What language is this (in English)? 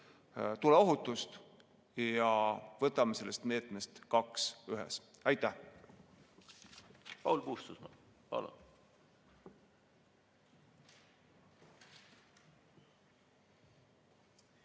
Estonian